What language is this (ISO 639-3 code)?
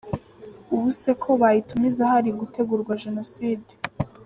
kin